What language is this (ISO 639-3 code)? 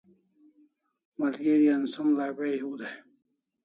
kls